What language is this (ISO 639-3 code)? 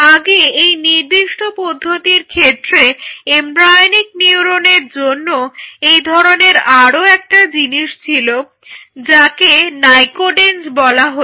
ben